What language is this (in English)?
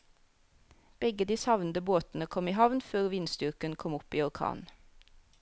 Norwegian